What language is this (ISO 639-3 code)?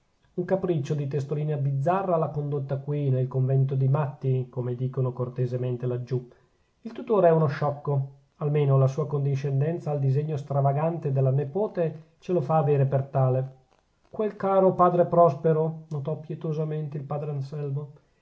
ita